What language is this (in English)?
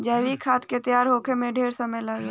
Bhojpuri